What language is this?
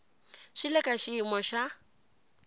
Tsonga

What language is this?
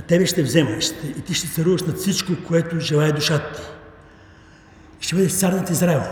Bulgarian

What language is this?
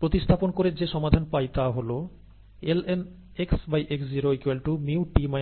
Bangla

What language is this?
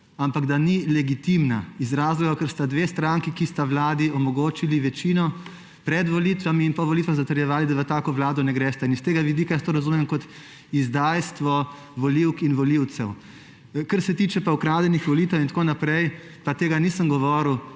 Slovenian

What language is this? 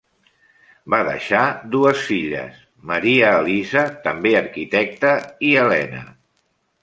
Catalan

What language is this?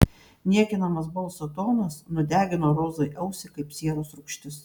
Lithuanian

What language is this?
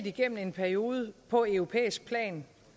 Danish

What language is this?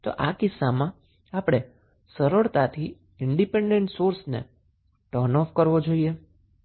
Gujarati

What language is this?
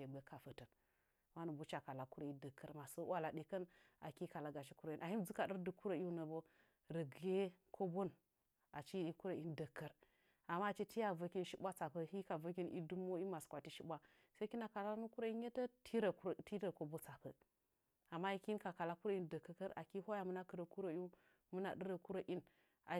Nzanyi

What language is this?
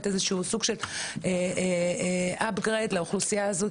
Hebrew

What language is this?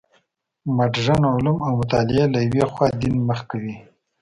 Pashto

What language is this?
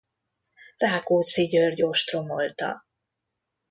Hungarian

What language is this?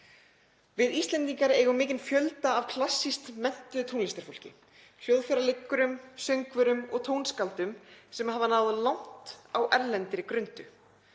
Icelandic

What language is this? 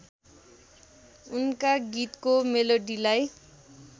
Nepali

